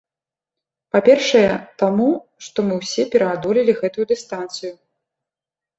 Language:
Belarusian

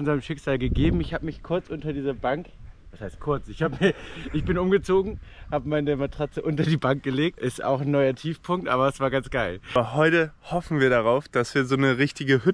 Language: German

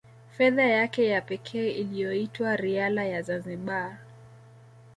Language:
Swahili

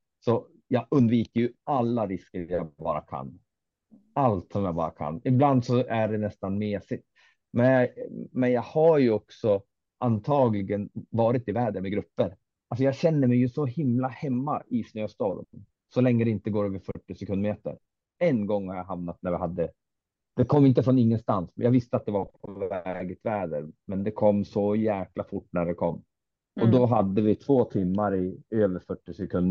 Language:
Swedish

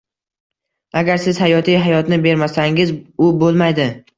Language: Uzbek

